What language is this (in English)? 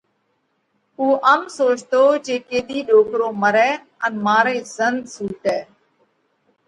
Parkari Koli